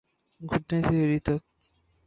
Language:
Urdu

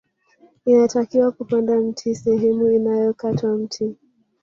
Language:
Swahili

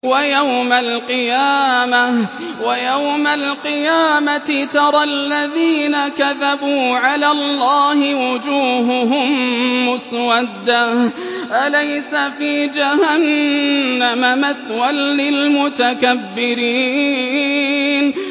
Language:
Arabic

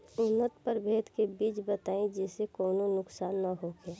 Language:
Bhojpuri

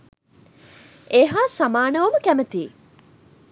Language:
Sinhala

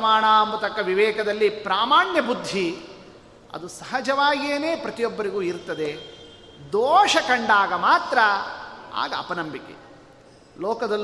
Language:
Kannada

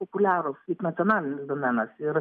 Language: Lithuanian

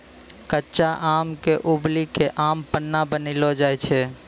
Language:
Maithili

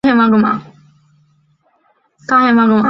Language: Chinese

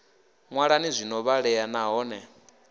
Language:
Venda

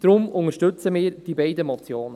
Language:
Swiss German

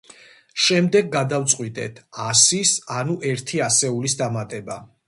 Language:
Georgian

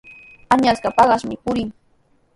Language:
Sihuas Ancash Quechua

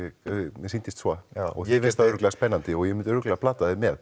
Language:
Icelandic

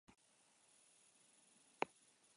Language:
Basque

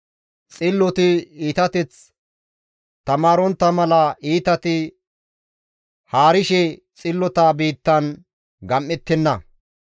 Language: Gamo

